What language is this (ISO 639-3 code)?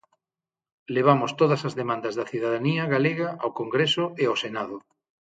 glg